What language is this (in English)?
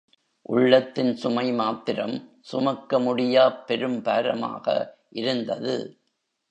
Tamil